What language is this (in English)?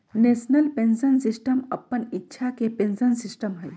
Magahi